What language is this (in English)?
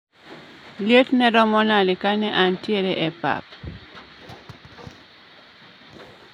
Luo (Kenya and Tanzania)